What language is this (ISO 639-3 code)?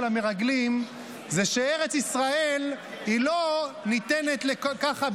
heb